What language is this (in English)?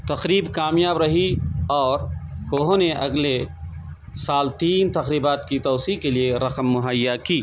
Urdu